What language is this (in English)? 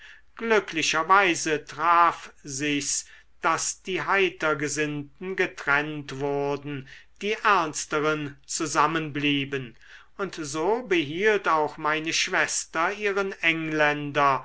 German